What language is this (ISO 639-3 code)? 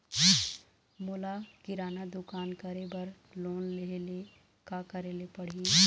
hne